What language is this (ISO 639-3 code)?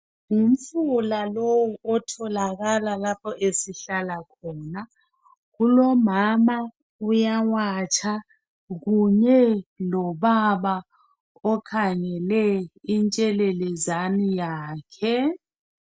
nde